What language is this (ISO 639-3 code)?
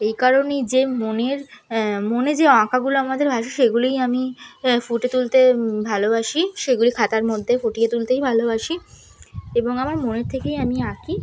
ben